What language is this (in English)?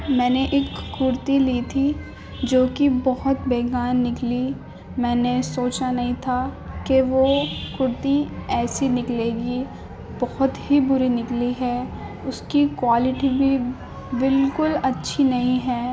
Urdu